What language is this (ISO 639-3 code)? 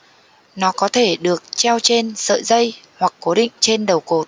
vie